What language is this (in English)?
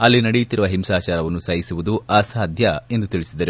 Kannada